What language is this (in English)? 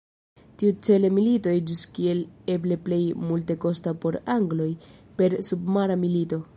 Esperanto